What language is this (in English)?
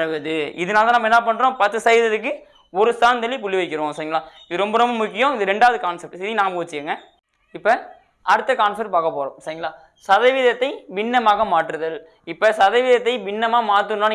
Tamil